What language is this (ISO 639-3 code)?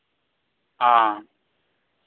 sat